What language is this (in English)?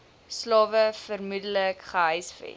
Afrikaans